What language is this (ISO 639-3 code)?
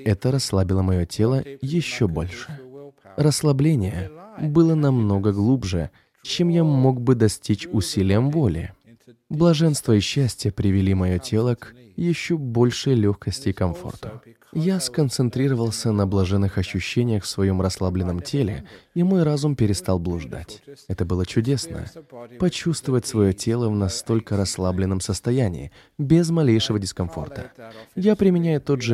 rus